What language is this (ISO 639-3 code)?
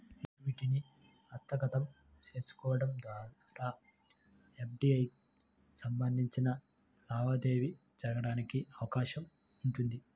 tel